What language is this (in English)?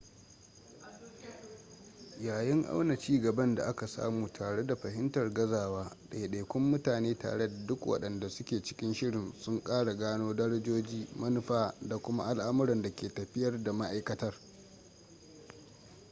Hausa